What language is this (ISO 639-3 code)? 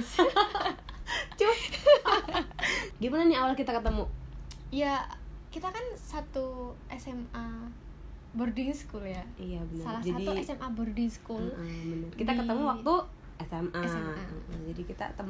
ind